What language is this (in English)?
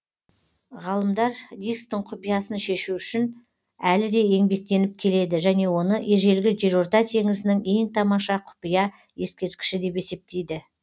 Kazakh